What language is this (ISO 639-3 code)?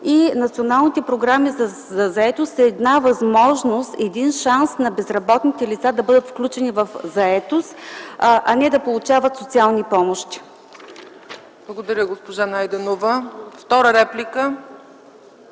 bul